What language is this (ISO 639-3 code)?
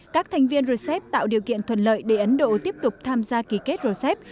vie